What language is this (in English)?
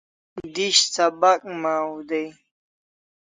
Kalasha